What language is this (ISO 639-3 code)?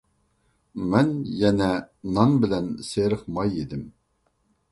uig